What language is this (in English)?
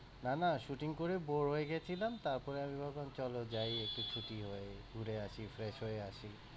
Bangla